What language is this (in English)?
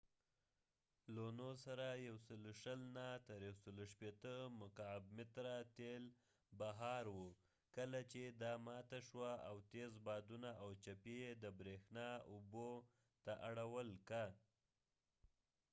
Pashto